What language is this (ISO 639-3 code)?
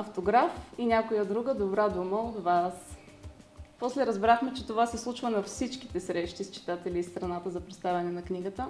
bul